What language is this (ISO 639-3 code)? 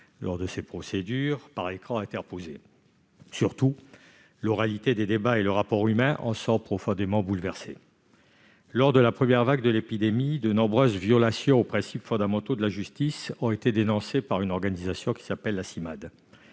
fra